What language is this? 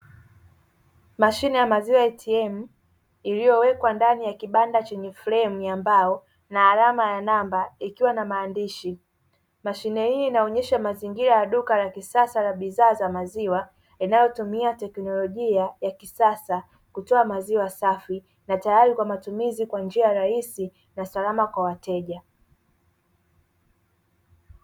Swahili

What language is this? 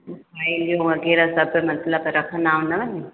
Sindhi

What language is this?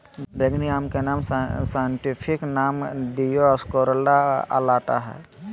Magahi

